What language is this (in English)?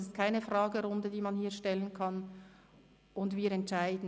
Swiss German